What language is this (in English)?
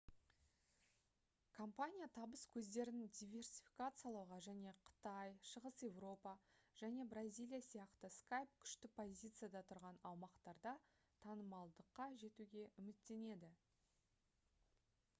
Kazakh